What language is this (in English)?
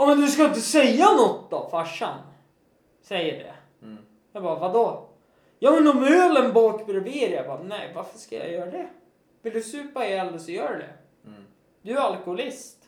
Swedish